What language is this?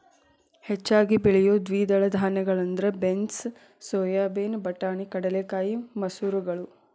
Kannada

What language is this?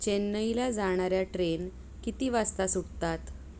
Marathi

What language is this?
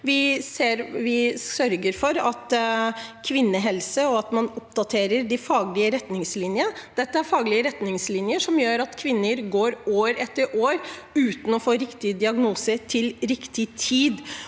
Norwegian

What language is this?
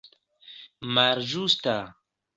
Esperanto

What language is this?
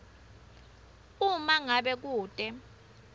Swati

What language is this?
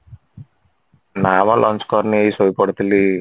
Odia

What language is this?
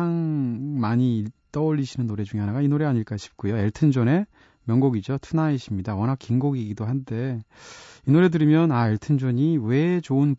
Korean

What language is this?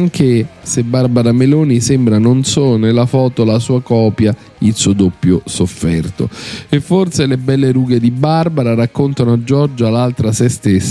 Italian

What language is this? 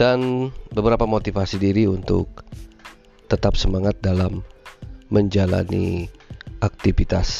Indonesian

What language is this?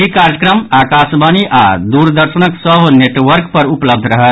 Maithili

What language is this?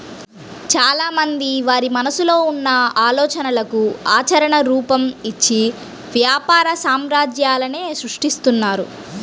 Telugu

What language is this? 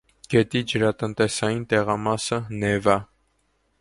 Armenian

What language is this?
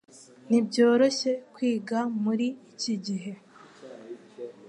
Kinyarwanda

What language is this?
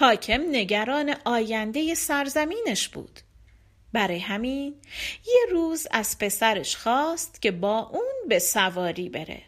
Persian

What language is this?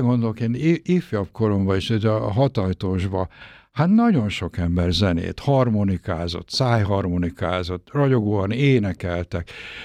Hungarian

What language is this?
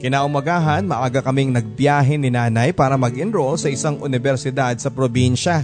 Filipino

